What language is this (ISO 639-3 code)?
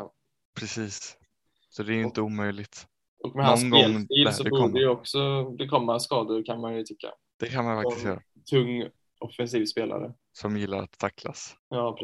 swe